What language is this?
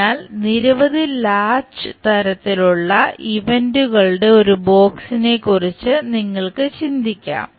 Malayalam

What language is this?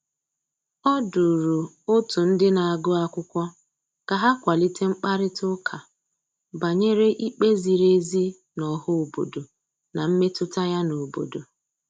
Igbo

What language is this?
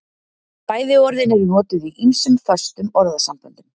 Icelandic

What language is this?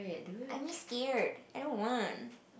English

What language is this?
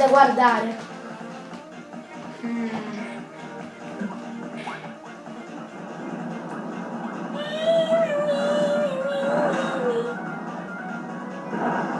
Italian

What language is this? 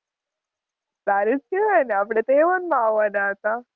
Gujarati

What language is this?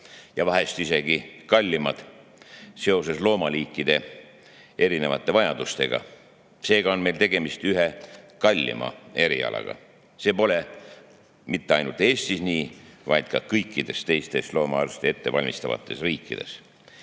Estonian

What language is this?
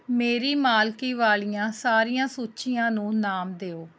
Punjabi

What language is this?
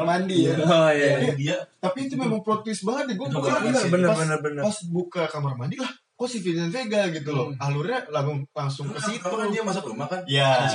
Indonesian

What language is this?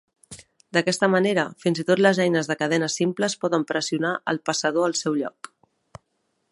Catalan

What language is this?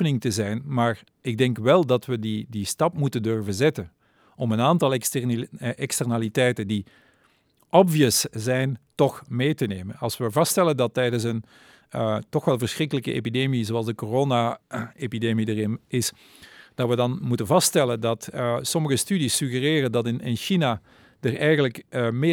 Dutch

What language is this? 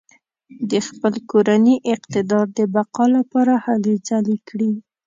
Pashto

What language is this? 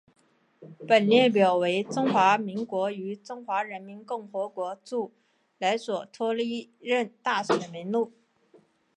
Chinese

